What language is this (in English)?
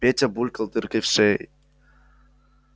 Russian